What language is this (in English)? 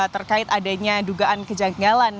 Indonesian